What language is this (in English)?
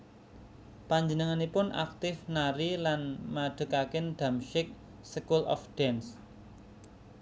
Javanese